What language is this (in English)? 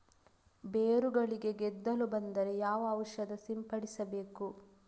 Kannada